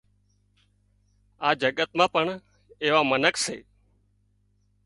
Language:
Wadiyara Koli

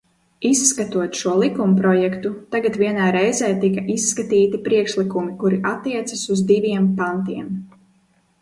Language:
Latvian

